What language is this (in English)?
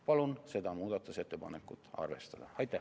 Estonian